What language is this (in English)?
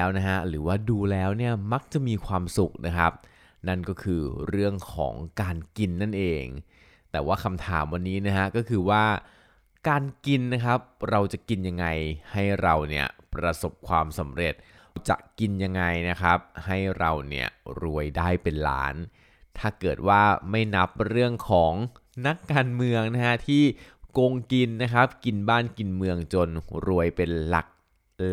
Thai